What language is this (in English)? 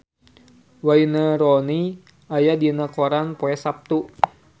Sundanese